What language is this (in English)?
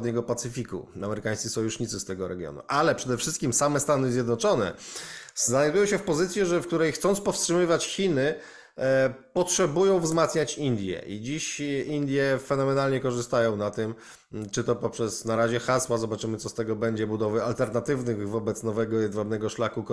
Polish